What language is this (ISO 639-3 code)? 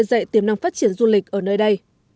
vie